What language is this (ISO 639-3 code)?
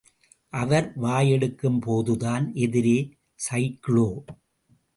tam